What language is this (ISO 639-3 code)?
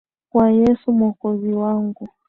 swa